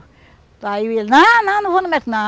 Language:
Portuguese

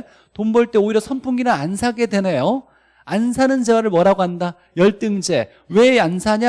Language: Korean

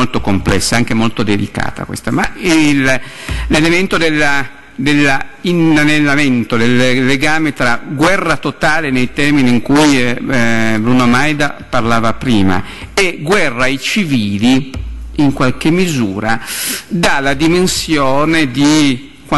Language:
Italian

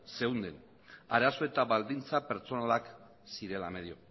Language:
Basque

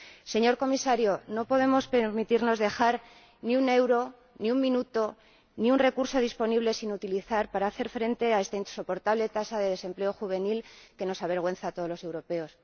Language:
Spanish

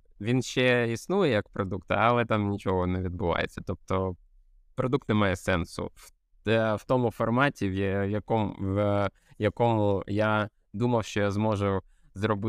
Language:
Ukrainian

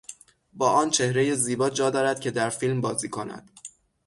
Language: Persian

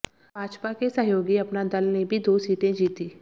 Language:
Hindi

